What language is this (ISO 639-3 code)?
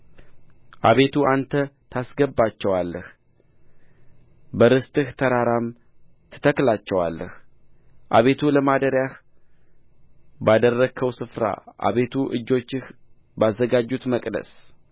amh